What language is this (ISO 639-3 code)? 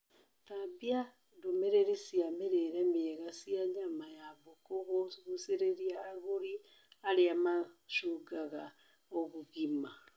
kik